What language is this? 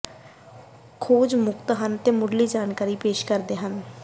Punjabi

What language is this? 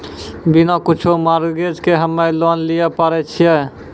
Maithili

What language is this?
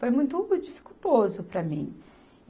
Portuguese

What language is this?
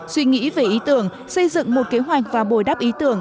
Vietnamese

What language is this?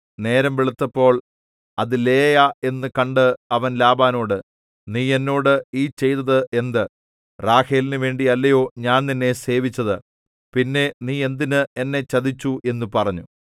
Malayalam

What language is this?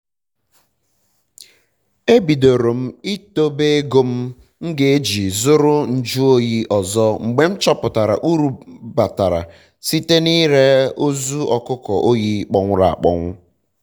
Igbo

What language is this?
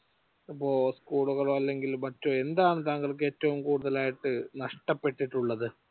Malayalam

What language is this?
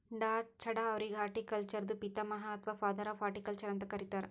Kannada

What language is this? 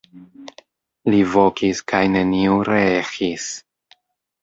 Esperanto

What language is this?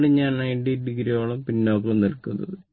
Malayalam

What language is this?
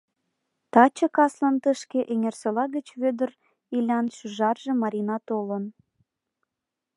Mari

